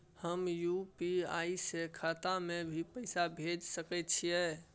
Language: Maithili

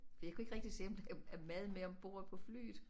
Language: Danish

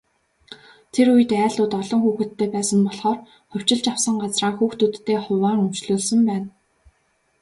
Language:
Mongolian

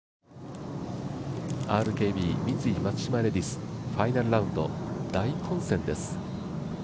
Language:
Japanese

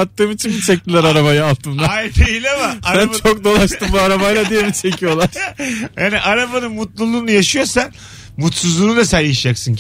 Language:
Turkish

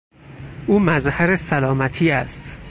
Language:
Persian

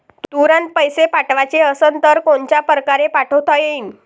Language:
Marathi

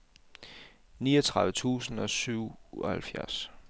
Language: Danish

